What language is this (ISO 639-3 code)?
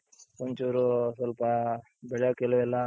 kan